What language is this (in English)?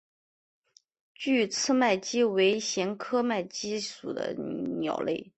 Chinese